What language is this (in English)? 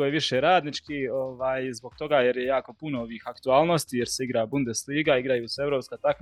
Croatian